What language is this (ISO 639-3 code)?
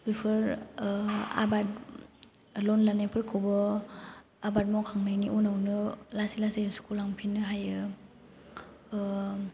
brx